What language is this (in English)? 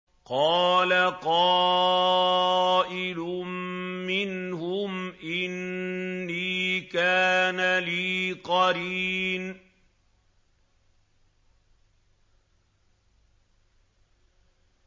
Arabic